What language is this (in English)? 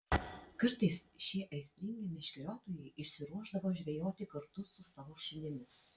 Lithuanian